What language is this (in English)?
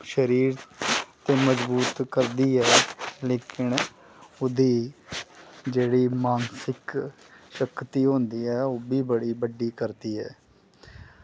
Dogri